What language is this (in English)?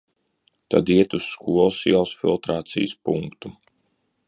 Latvian